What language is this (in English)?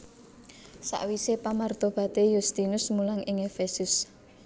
Javanese